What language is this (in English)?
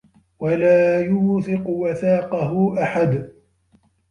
Arabic